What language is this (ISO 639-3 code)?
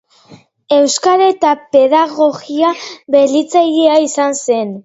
eus